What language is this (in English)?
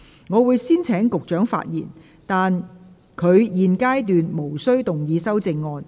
Cantonese